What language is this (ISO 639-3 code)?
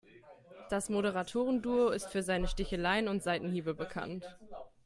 deu